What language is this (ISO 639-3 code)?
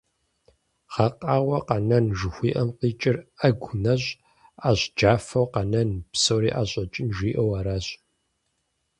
kbd